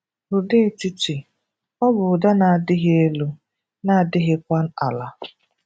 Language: Igbo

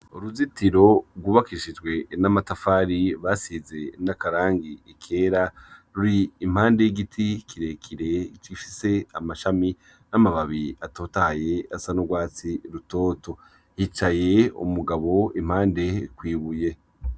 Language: Rundi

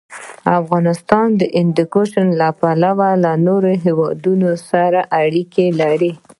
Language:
Pashto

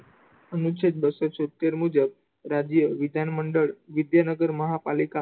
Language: Gujarati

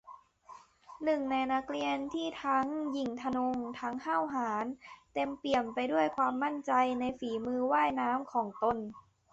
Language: Thai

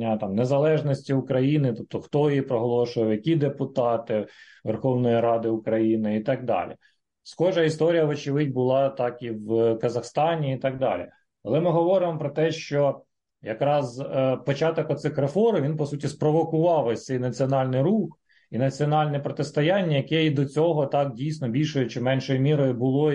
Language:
Ukrainian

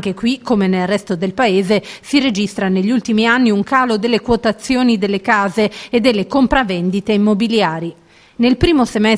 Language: Italian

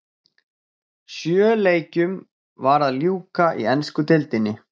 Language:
Icelandic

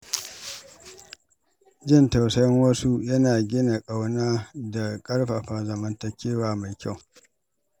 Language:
Hausa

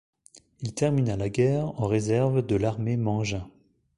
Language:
French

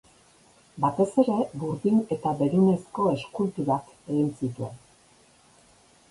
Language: Basque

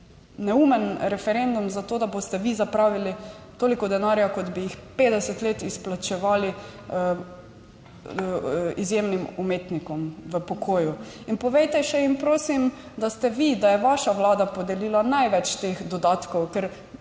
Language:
Slovenian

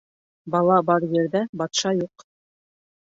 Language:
Bashkir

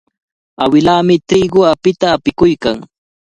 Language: Cajatambo North Lima Quechua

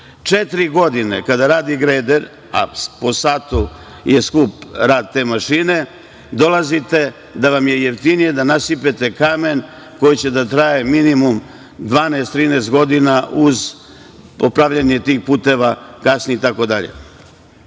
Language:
Serbian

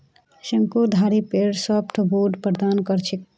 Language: Magahi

